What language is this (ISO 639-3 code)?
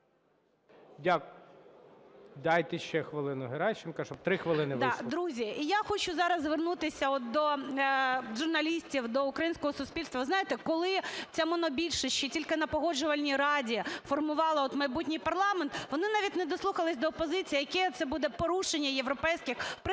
ukr